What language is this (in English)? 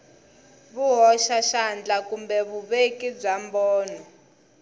Tsonga